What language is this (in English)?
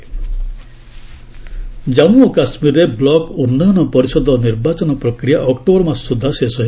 Odia